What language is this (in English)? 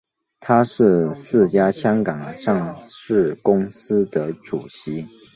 Chinese